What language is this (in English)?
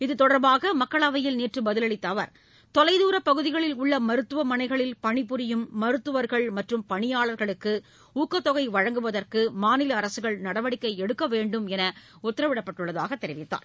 Tamil